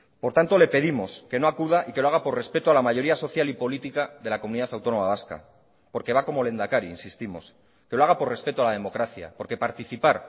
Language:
Spanish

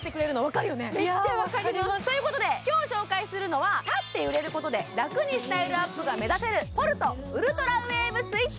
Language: Japanese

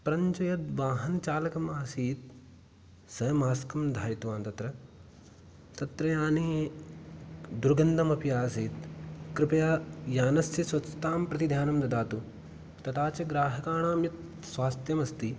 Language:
Sanskrit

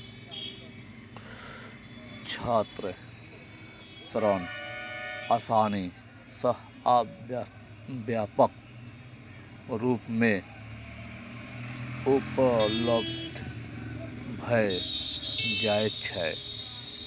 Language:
Maithili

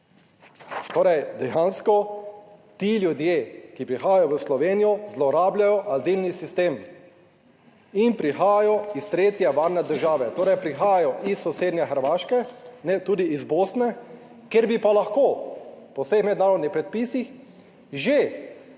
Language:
Slovenian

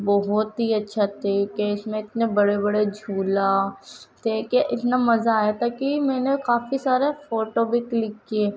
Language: Urdu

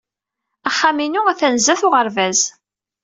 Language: Kabyle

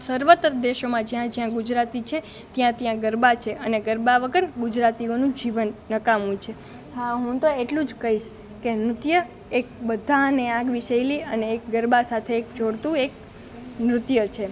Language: Gujarati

